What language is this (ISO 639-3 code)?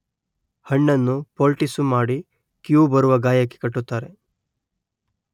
kan